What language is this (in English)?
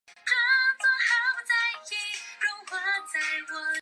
Chinese